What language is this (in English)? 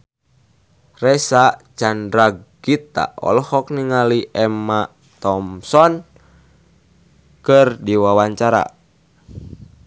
Sundanese